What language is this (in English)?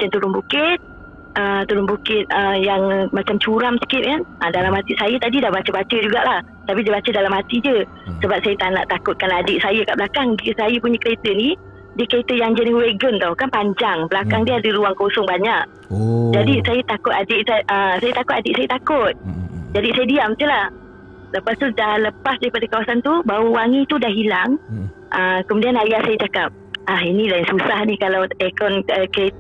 Malay